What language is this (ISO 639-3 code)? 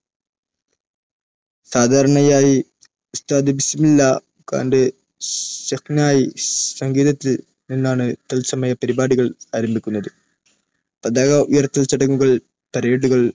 mal